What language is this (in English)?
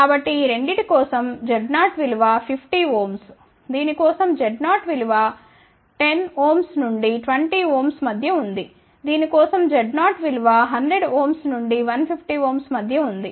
Telugu